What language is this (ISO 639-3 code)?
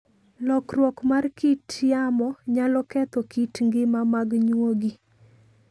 luo